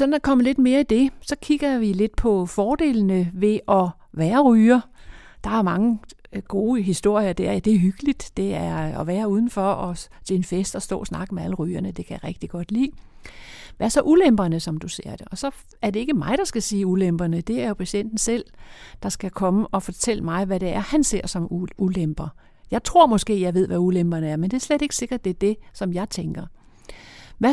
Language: Danish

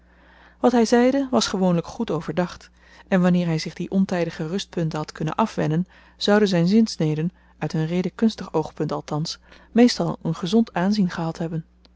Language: Dutch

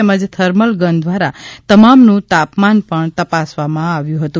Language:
Gujarati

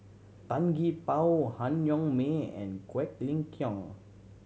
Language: English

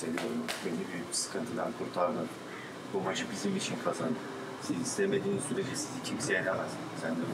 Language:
Turkish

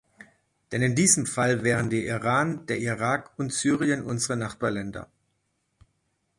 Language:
German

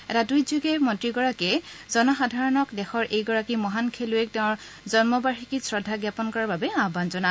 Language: Assamese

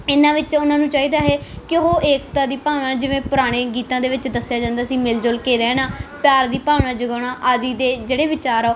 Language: Punjabi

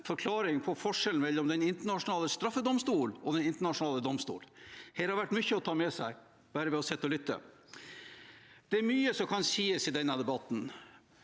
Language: Norwegian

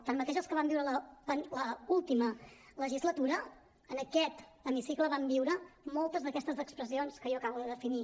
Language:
Catalan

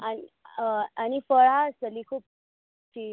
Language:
Konkani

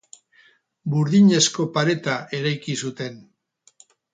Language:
Basque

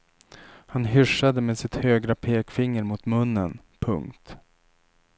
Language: Swedish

